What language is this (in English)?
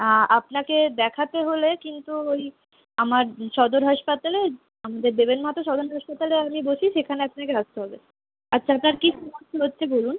Bangla